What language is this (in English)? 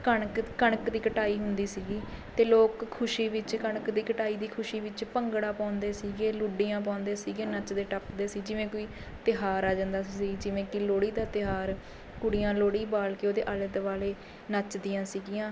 Punjabi